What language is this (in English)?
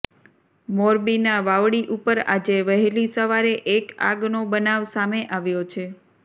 Gujarati